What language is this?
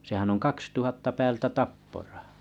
Finnish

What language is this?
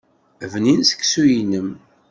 Kabyle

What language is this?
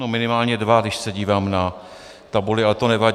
Czech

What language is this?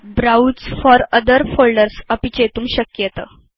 Sanskrit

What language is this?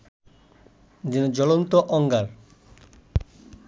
Bangla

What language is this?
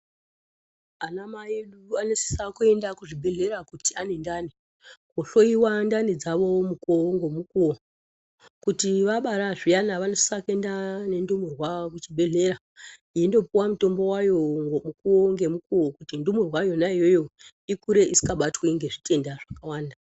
Ndau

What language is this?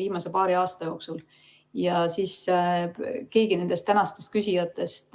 Estonian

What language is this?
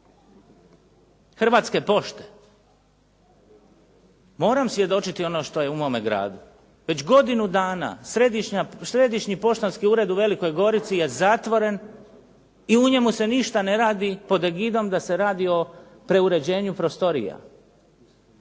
Croatian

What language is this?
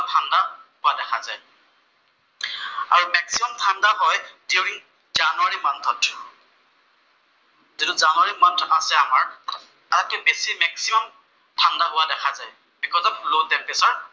Assamese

